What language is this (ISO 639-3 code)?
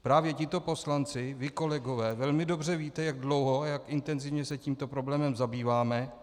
ces